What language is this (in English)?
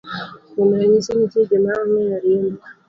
Luo (Kenya and Tanzania)